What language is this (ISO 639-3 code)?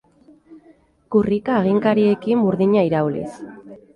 eus